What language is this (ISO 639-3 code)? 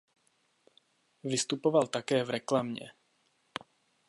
ces